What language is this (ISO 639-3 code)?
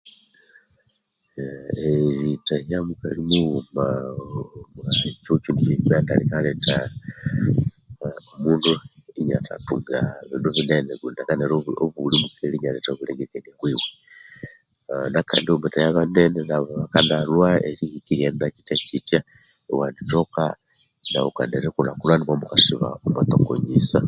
koo